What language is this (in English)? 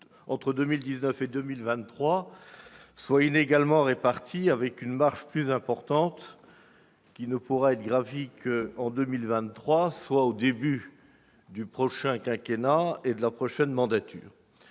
French